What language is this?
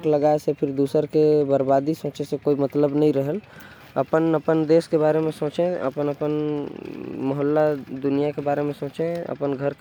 Korwa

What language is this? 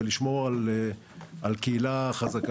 Hebrew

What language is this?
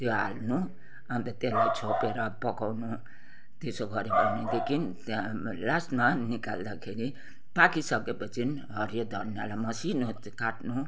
Nepali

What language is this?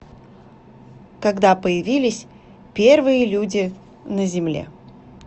Russian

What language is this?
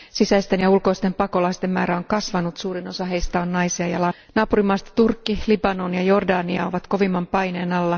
Finnish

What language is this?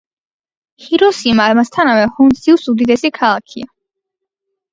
Georgian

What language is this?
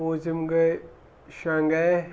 Kashmiri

